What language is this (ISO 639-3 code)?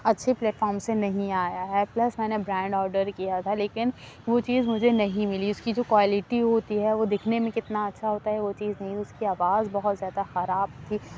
urd